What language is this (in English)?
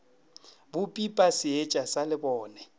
Northern Sotho